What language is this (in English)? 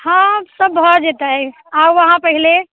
Maithili